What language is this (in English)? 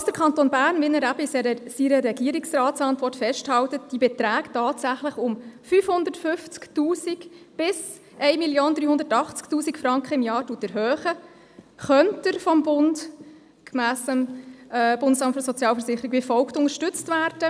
Swiss German